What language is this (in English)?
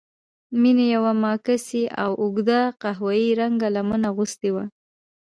Pashto